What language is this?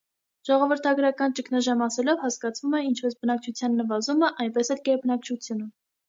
Armenian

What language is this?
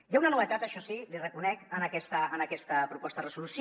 Catalan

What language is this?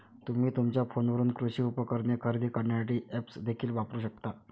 Marathi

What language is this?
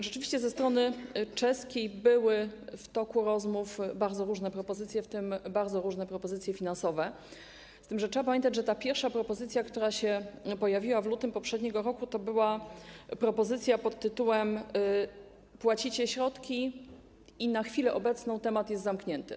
Polish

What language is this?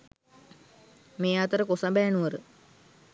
Sinhala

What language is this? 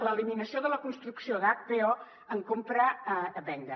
Catalan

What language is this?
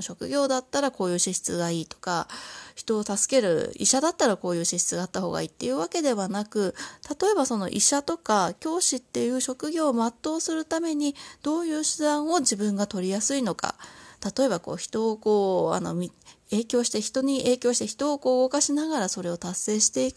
Japanese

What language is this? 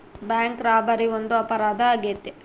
Kannada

